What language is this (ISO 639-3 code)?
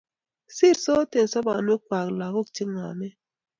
kln